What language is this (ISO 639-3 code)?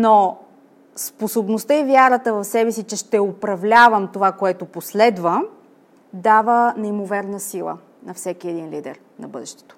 bul